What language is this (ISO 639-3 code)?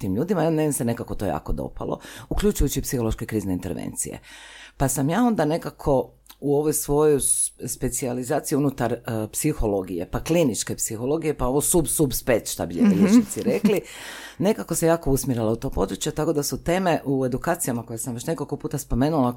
hrv